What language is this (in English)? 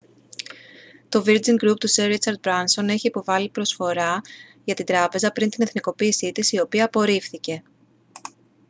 Greek